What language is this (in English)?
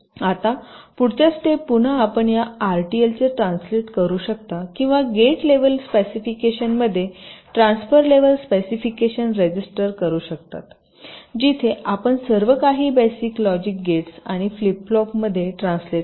Marathi